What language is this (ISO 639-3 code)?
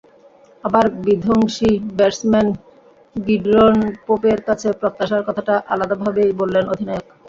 ben